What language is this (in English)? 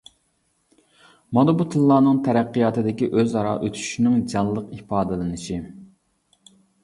Uyghur